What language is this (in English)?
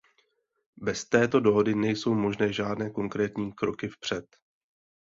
Czech